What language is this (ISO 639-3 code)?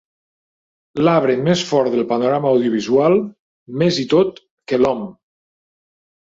cat